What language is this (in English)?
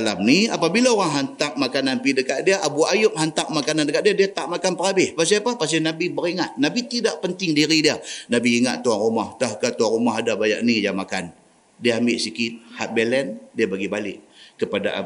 Malay